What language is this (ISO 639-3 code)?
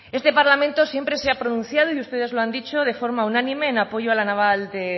spa